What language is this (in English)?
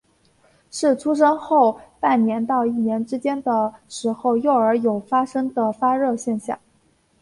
Chinese